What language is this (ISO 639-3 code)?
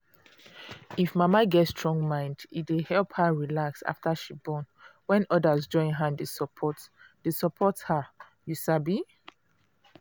pcm